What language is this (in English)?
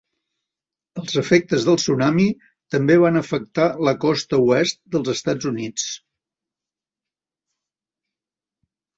Catalan